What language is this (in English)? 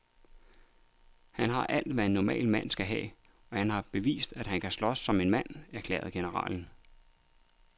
Danish